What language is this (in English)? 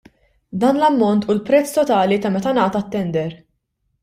Maltese